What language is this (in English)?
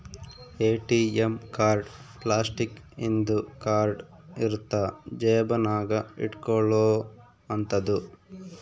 Kannada